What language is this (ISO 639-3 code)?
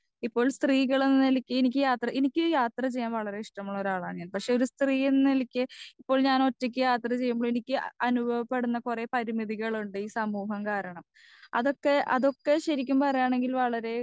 mal